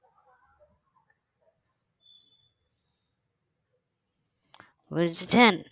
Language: Bangla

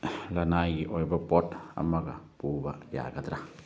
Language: Manipuri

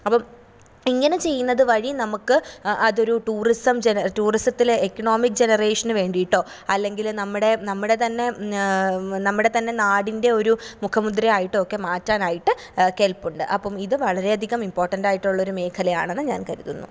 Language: Malayalam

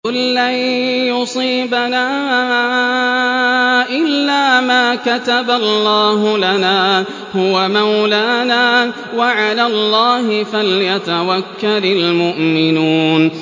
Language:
Arabic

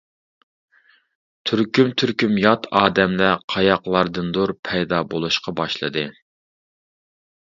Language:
Uyghur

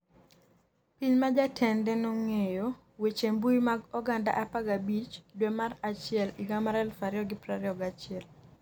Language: Luo (Kenya and Tanzania)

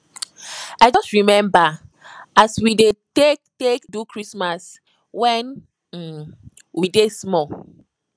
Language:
Nigerian Pidgin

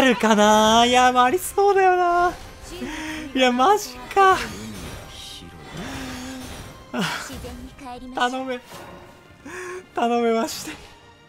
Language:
Japanese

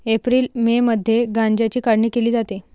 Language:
Marathi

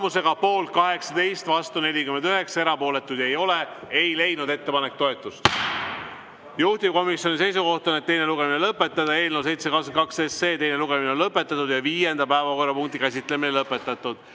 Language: Estonian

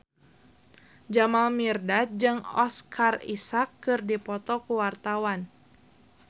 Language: Sundanese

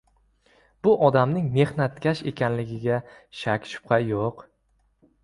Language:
Uzbek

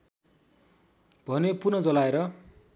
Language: Nepali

